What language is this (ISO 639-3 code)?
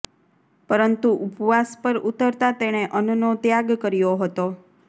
guj